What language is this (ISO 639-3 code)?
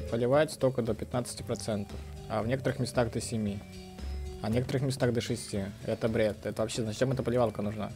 rus